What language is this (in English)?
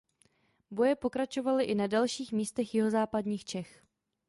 Czech